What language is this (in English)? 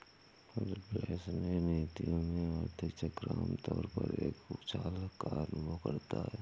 Hindi